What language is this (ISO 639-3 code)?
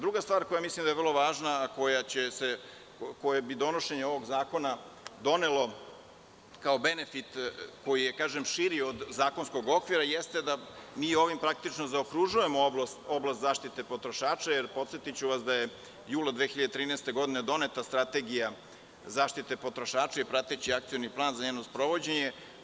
srp